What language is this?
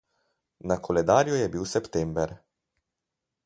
Slovenian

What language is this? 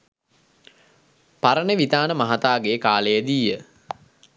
Sinhala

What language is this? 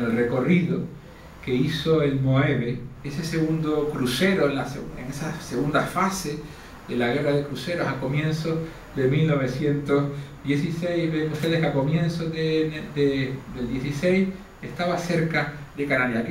Spanish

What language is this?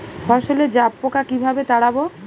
Bangla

